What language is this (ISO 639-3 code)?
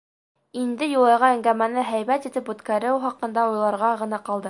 bak